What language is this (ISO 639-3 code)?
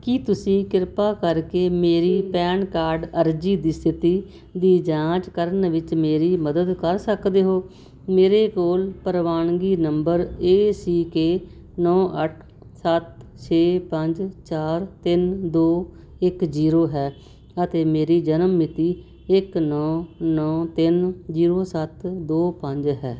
pan